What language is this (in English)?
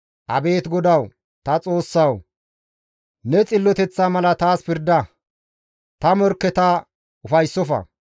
Gamo